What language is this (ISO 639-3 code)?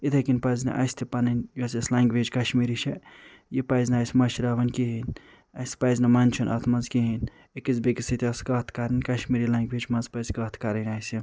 kas